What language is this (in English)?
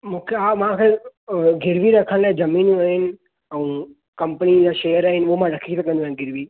Sindhi